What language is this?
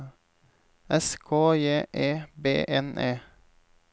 Norwegian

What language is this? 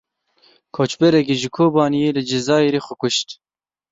Kurdish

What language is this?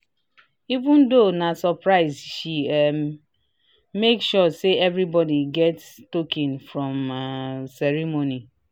Nigerian Pidgin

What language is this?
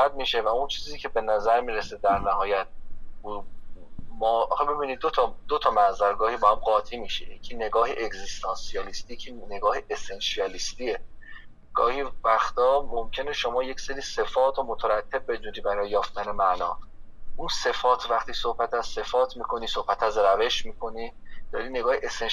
Persian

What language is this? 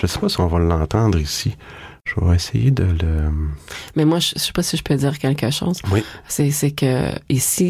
French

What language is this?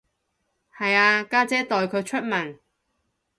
Cantonese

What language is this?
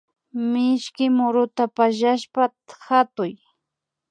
Imbabura Highland Quichua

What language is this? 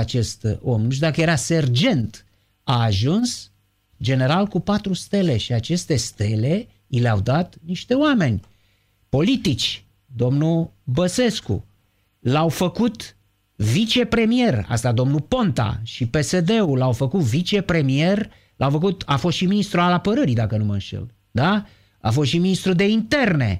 Romanian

